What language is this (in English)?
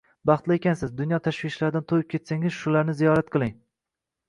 Uzbek